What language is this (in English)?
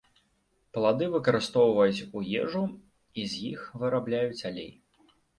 Belarusian